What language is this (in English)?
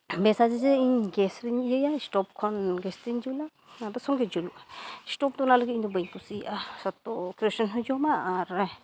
Santali